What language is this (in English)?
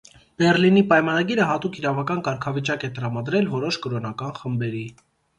Armenian